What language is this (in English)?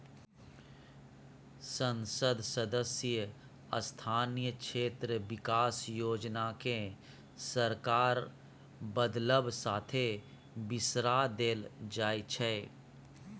Maithili